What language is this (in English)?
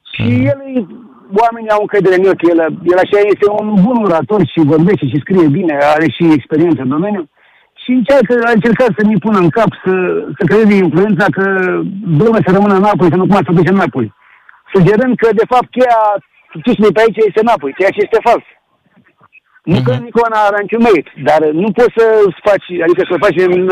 Romanian